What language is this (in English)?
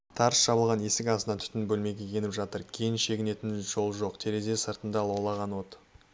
Kazakh